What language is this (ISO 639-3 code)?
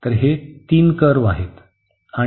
mar